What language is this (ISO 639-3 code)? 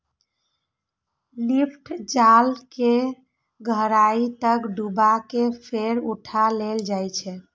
mai